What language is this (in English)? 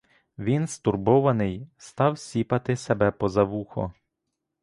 Ukrainian